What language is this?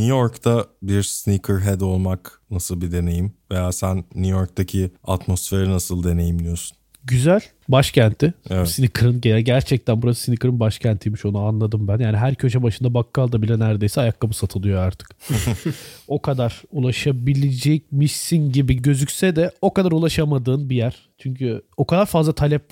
Turkish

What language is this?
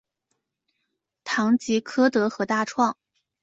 Chinese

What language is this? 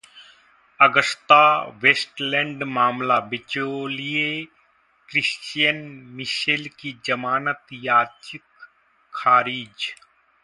Hindi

